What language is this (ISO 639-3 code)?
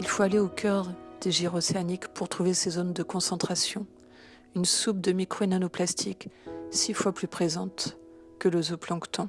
fra